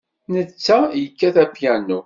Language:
Kabyle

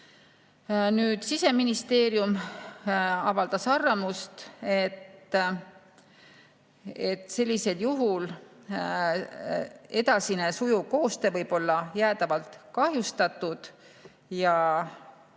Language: Estonian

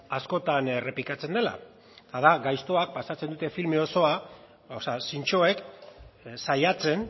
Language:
Basque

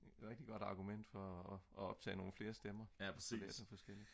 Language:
Danish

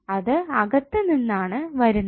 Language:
Malayalam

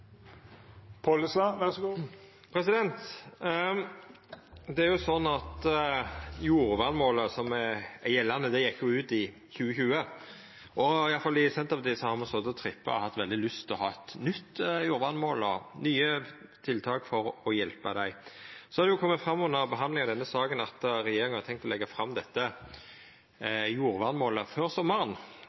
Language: Norwegian Nynorsk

